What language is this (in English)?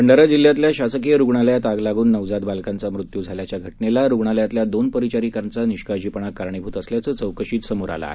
Marathi